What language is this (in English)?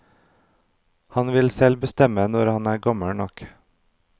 Norwegian